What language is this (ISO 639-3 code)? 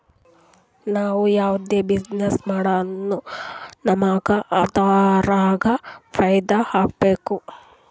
kan